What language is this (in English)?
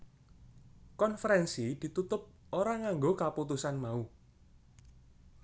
Javanese